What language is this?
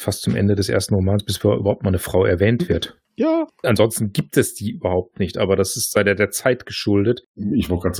German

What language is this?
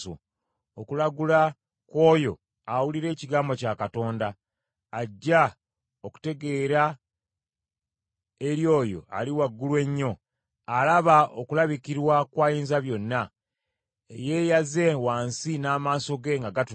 Ganda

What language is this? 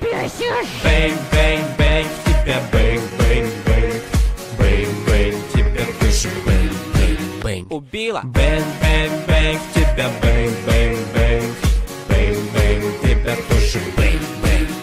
Dutch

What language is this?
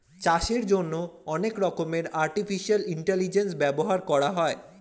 Bangla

